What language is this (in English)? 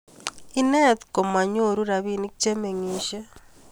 Kalenjin